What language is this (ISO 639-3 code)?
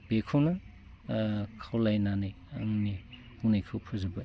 brx